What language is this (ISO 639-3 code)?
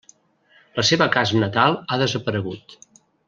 cat